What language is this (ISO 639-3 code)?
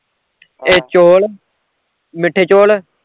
pan